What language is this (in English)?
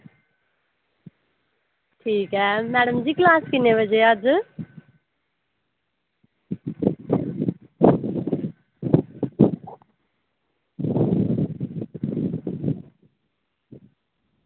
Dogri